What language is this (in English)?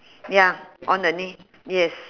English